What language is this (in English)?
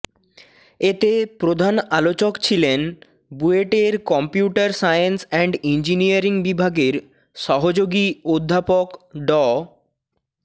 Bangla